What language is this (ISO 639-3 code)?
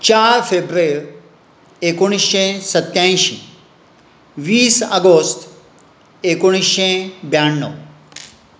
kok